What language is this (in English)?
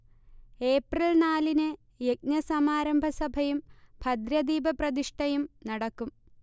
Malayalam